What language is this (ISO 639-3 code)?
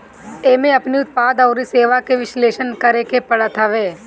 bho